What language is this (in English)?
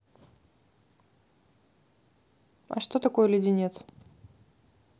Russian